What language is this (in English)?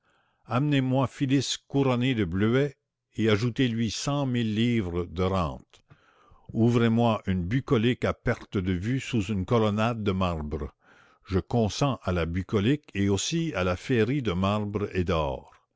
French